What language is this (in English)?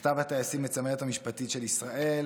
Hebrew